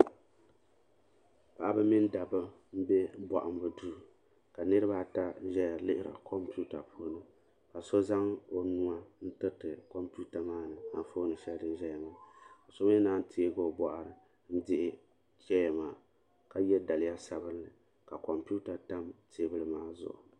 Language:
Dagbani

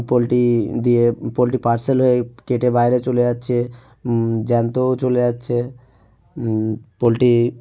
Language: Bangla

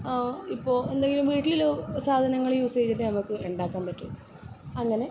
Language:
Malayalam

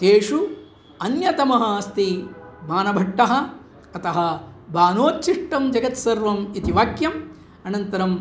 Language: Sanskrit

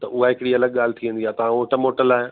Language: Sindhi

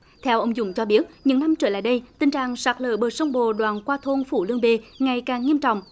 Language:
Vietnamese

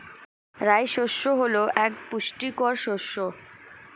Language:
Bangla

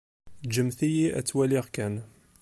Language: Kabyle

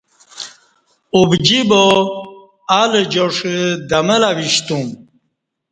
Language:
Kati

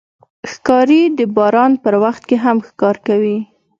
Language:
Pashto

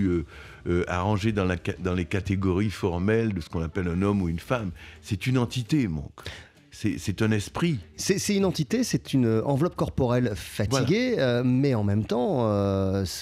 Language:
French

